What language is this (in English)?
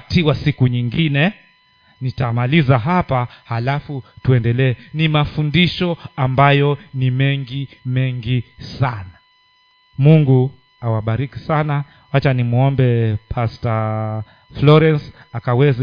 Swahili